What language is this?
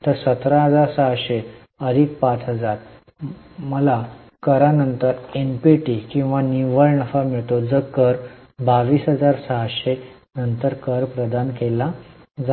Marathi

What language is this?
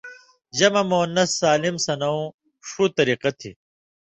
Indus Kohistani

